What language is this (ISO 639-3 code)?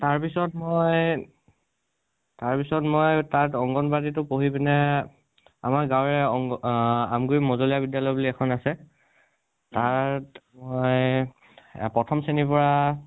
asm